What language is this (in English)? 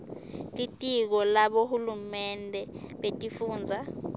Swati